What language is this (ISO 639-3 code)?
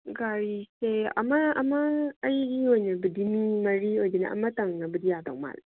mni